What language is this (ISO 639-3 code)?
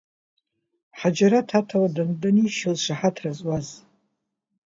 abk